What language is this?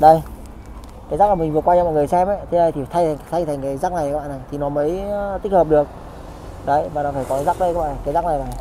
Vietnamese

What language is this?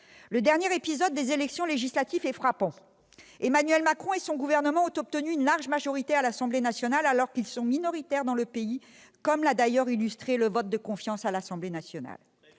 French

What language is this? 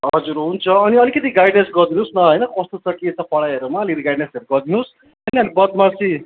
Nepali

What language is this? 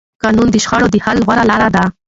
Pashto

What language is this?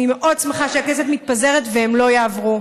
Hebrew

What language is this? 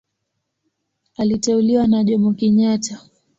Swahili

